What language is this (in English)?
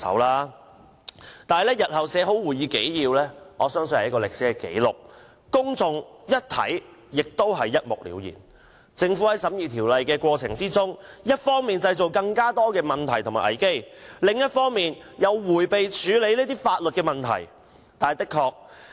Cantonese